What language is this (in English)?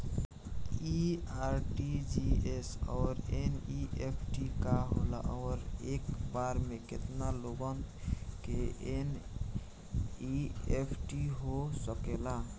Bhojpuri